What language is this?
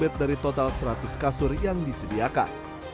Indonesian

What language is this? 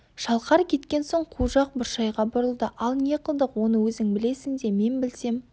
Kazakh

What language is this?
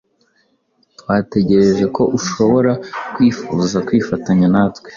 Kinyarwanda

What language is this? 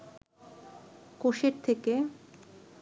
Bangla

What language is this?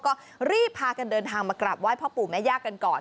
Thai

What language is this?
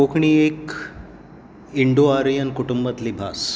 Konkani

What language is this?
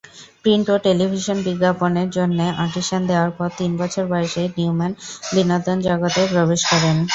Bangla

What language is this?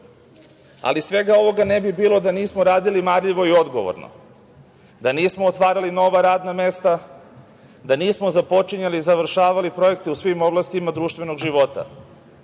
Serbian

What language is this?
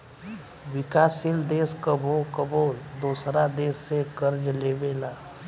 Bhojpuri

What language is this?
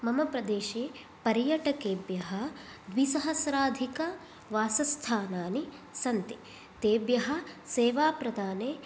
Sanskrit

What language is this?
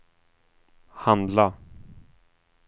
Swedish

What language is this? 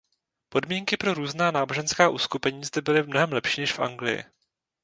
Czech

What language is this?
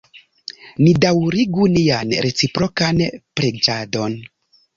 Esperanto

